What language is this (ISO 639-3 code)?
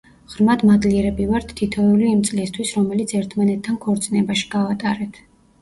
kat